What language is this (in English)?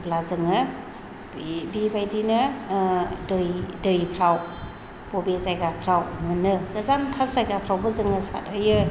Bodo